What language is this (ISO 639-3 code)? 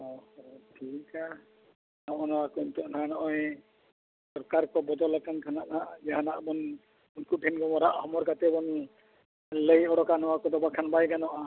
sat